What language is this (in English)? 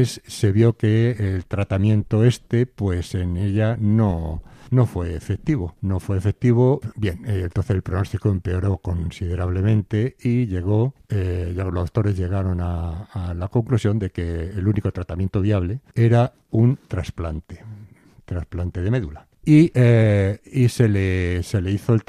Spanish